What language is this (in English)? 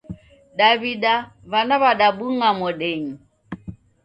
Taita